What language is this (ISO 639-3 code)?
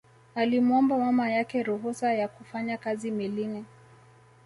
swa